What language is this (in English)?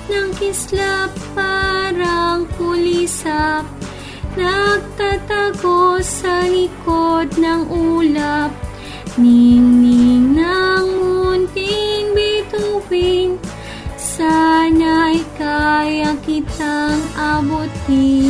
Filipino